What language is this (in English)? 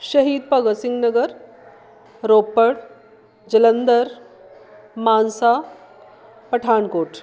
Punjabi